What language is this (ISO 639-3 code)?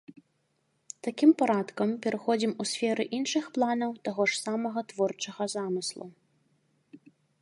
bel